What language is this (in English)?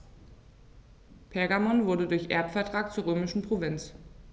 German